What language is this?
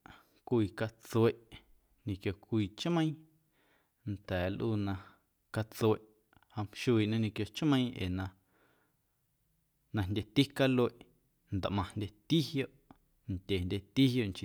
Guerrero Amuzgo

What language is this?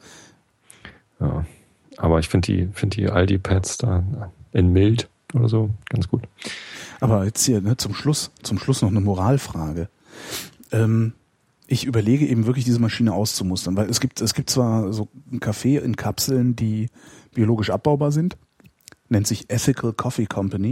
German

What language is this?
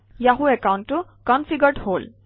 Assamese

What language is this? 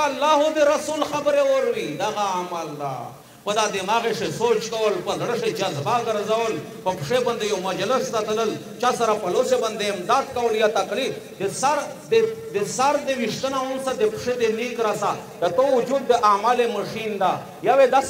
Romanian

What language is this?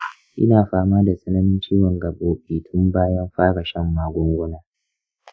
Hausa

